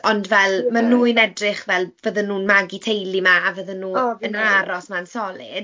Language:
Welsh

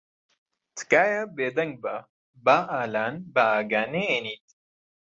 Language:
Central Kurdish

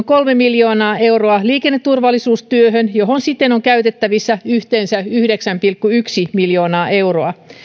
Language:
Finnish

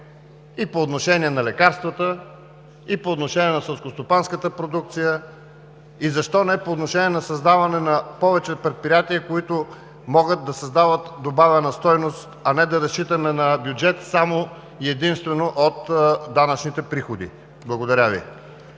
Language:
Bulgarian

